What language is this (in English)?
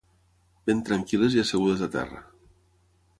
Catalan